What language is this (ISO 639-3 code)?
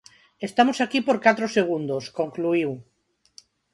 glg